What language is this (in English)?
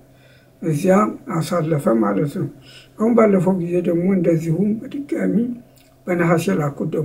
Arabic